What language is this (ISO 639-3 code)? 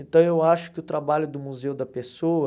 por